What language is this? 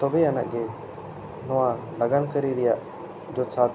Santali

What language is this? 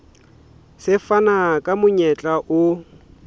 Southern Sotho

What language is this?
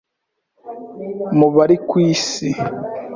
Kinyarwanda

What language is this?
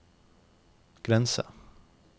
Norwegian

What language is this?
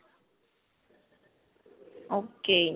Punjabi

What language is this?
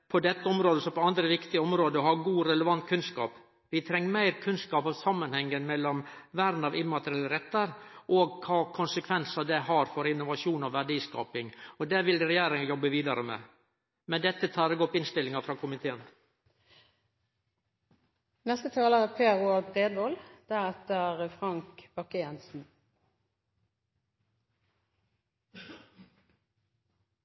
Norwegian Nynorsk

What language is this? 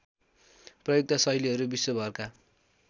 Nepali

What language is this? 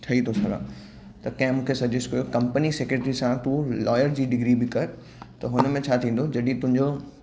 Sindhi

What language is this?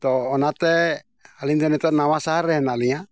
Santali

